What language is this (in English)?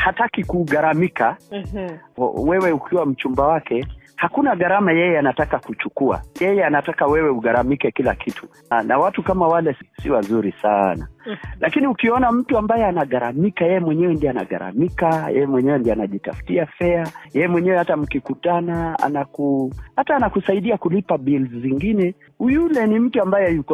Swahili